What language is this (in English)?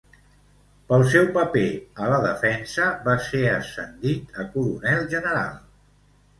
Catalan